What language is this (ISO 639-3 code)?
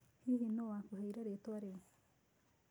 kik